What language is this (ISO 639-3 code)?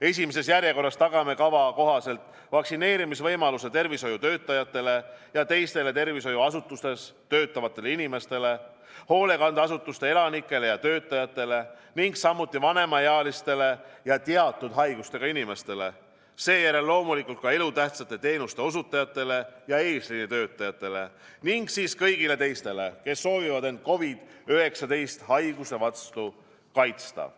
est